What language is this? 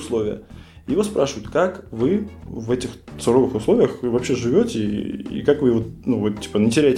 Russian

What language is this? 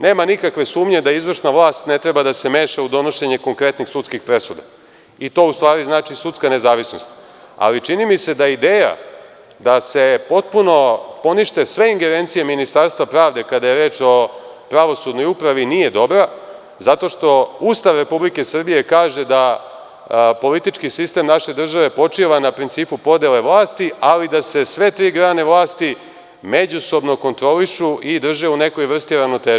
Serbian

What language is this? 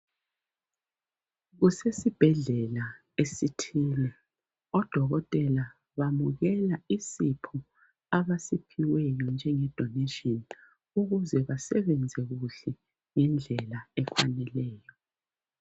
North Ndebele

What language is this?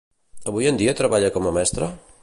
Catalan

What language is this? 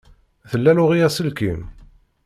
Kabyle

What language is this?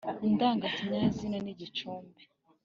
Kinyarwanda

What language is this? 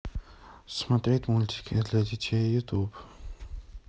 Russian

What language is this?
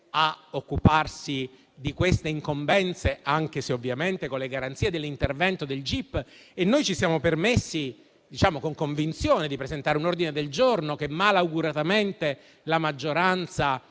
Italian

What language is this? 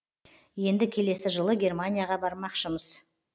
Kazakh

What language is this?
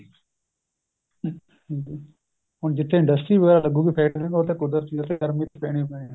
Punjabi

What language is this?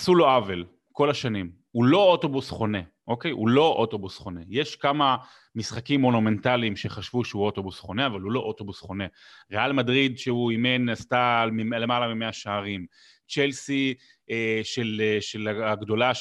Hebrew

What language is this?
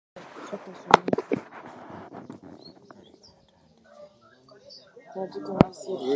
Ganda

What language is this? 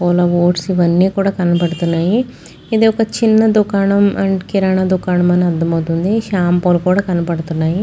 Telugu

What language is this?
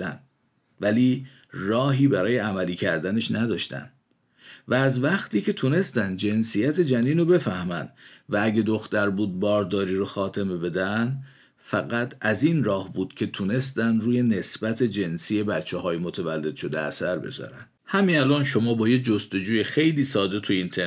Persian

